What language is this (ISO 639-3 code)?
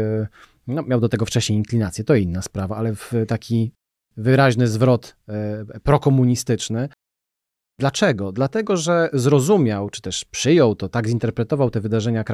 pol